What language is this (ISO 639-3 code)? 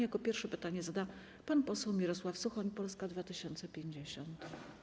pol